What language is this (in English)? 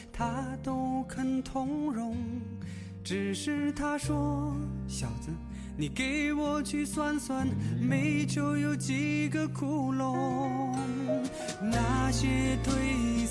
Chinese